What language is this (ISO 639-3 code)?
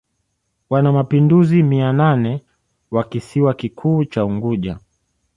swa